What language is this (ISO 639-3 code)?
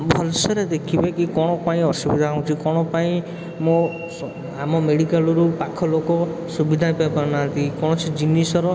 ori